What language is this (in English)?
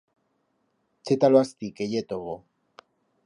Aragonese